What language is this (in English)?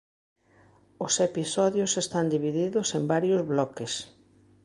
Galician